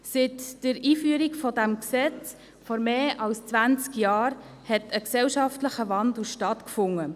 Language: Swiss German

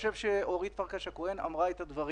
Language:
Hebrew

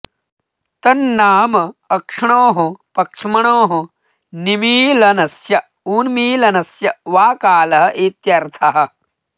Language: Sanskrit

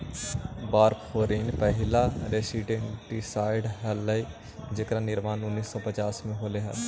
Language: Magahi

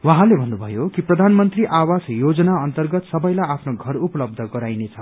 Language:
Nepali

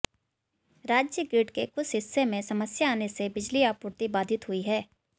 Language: Hindi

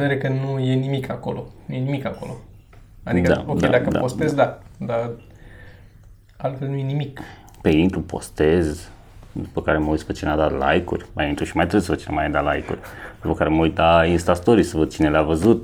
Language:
Romanian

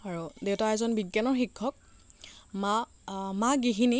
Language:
Assamese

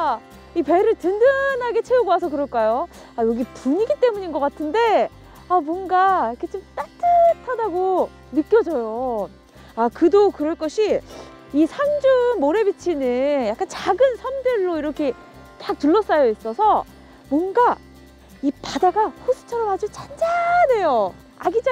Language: Korean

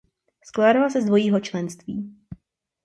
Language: Czech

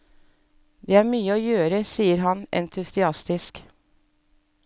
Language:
Norwegian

